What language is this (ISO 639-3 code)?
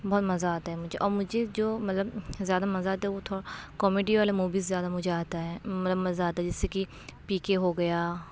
urd